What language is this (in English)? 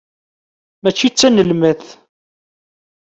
Kabyle